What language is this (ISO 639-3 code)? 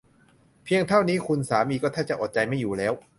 tha